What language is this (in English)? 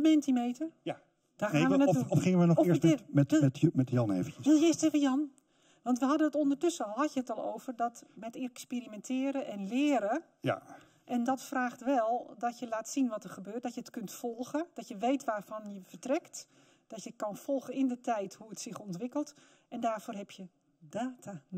Dutch